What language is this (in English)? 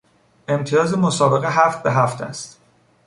Persian